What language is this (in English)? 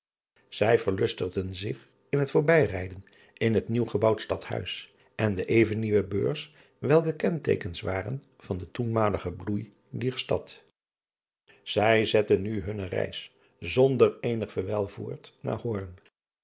Dutch